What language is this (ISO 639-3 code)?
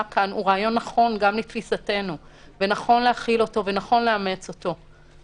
heb